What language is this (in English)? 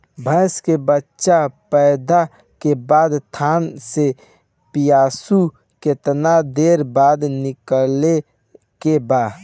Bhojpuri